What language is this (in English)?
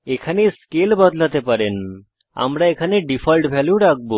Bangla